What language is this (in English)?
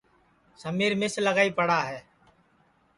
Sansi